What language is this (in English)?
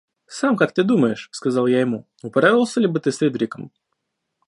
Russian